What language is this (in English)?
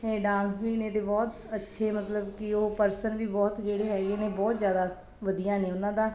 Punjabi